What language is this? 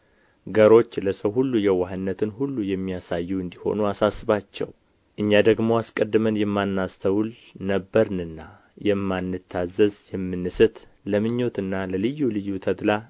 Amharic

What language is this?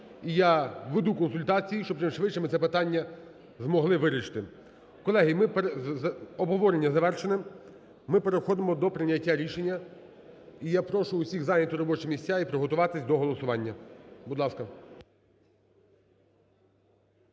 Ukrainian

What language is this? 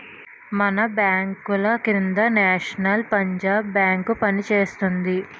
Telugu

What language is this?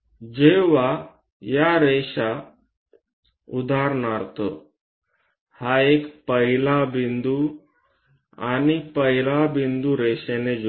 Marathi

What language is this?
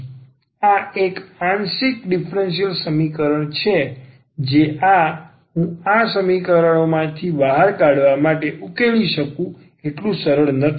Gujarati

